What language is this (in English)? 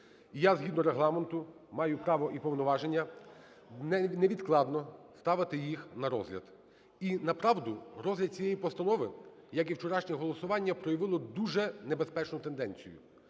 Ukrainian